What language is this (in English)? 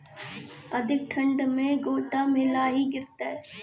Maithili